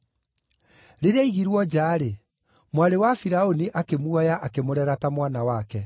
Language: Kikuyu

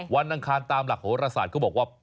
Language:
Thai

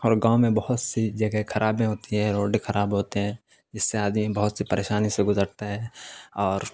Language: Urdu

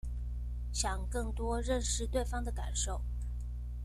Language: Chinese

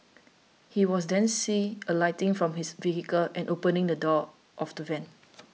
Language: English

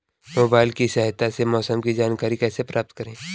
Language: Hindi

